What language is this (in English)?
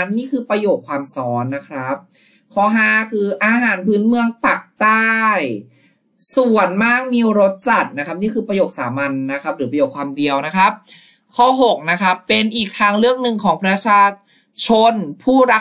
Thai